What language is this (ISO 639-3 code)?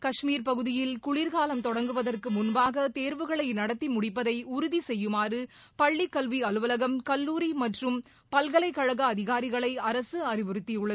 tam